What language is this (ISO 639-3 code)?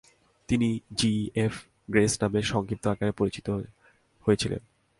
ben